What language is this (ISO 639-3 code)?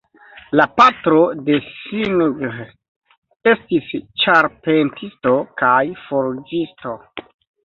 epo